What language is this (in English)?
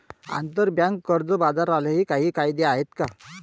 Marathi